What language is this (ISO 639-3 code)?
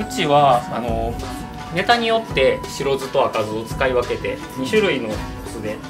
jpn